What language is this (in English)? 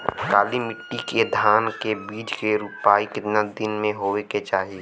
Bhojpuri